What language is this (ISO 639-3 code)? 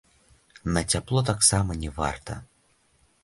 bel